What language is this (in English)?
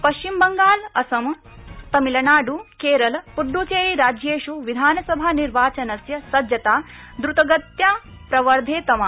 Sanskrit